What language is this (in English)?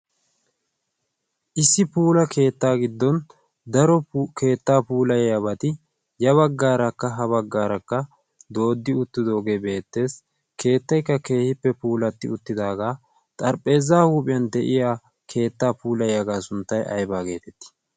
Wolaytta